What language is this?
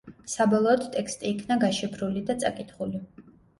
Georgian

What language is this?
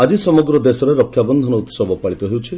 Odia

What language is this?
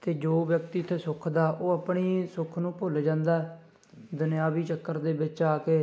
Punjabi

